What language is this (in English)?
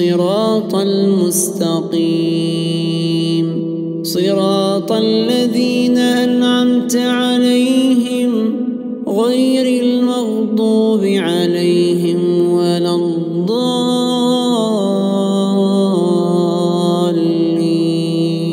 Arabic